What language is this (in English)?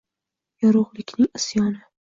Uzbek